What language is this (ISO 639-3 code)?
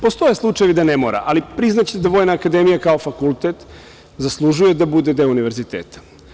srp